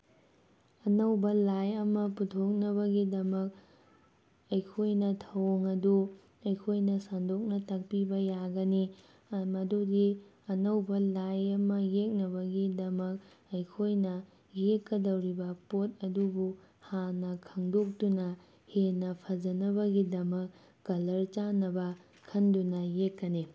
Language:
Manipuri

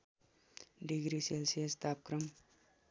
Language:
Nepali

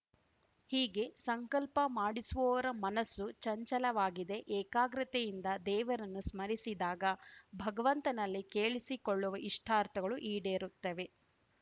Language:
Kannada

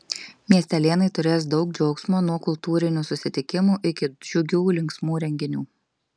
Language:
Lithuanian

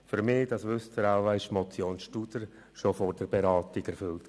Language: Swiss German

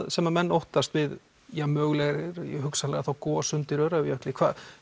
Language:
Icelandic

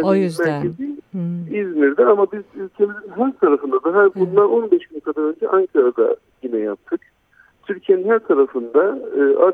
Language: Turkish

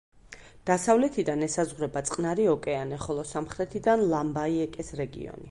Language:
Georgian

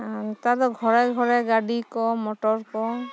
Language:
Santali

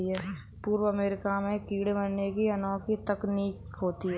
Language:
Hindi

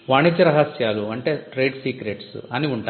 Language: Telugu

